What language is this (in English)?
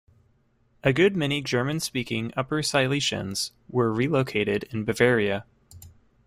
English